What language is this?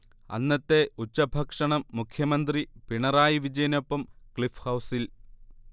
Malayalam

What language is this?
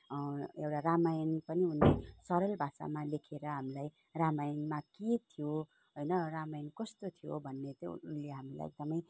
Nepali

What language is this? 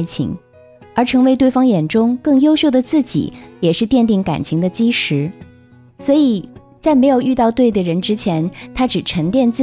Chinese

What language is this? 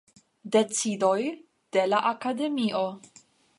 Esperanto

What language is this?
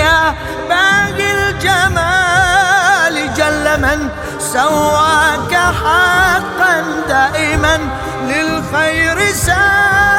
Arabic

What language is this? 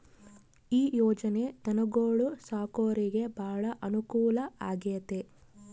Kannada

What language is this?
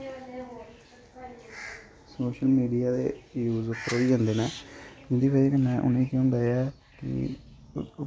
Dogri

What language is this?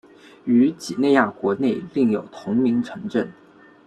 Chinese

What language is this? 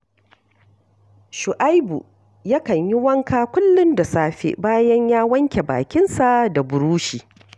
Hausa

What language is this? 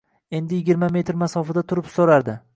Uzbek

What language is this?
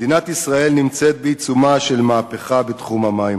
Hebrew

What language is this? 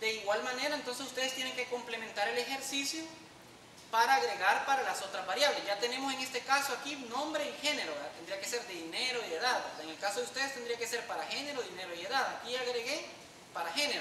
Spanish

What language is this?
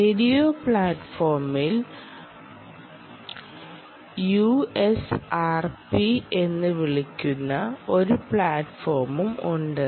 Malayalam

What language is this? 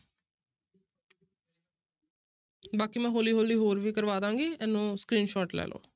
Punjabi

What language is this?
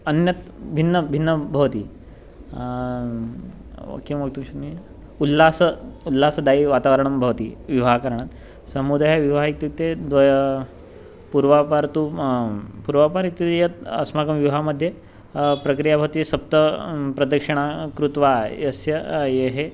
Sanskrit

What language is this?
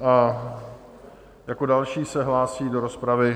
Czech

